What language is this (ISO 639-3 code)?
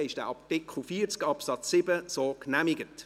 gsw